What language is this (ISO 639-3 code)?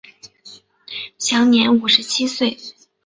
zho